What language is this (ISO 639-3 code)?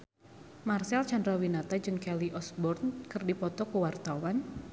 sun